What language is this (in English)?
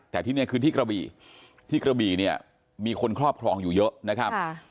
Thai